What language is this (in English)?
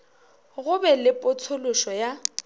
Northern Sotho